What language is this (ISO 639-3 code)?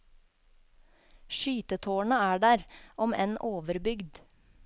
nor